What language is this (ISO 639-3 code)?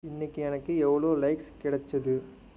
tam